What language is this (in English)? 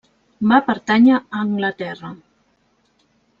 Catalan